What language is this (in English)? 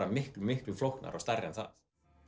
Icelandic